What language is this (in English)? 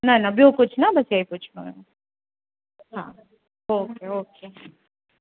Sindhi